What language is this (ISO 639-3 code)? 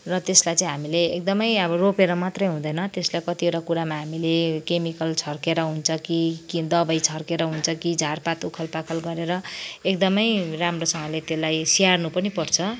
nep